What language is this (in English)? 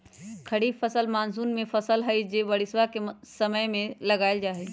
Magahi